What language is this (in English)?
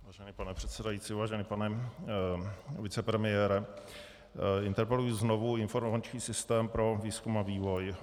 Czech